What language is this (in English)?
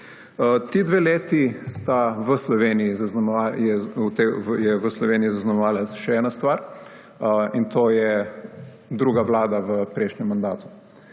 Slovenian